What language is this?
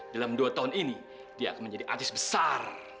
Indonesian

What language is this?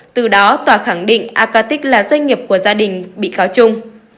Vietnamese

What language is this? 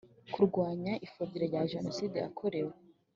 Kinyarwanda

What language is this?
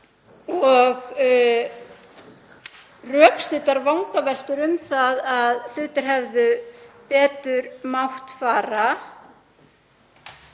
Icelandic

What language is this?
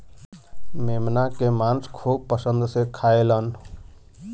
Bhojpuri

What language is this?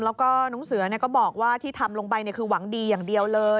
Thai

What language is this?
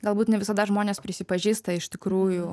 Lithuanian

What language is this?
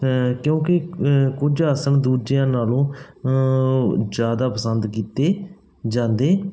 Punjabi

